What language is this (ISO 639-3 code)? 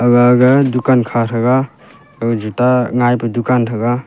nnp